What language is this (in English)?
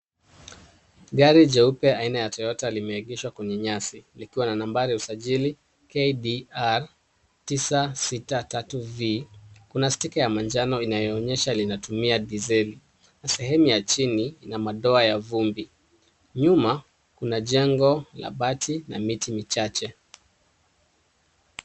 Swahili